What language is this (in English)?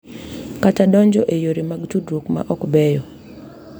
Luo (Kenya and Tanzania)